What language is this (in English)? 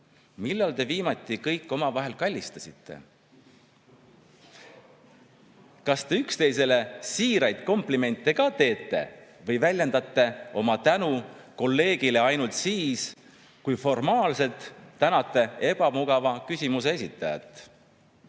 Estonian